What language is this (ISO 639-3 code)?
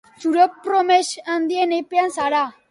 eus